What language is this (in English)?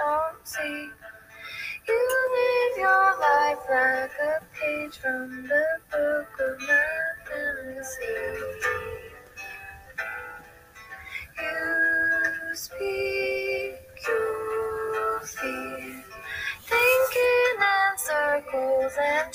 English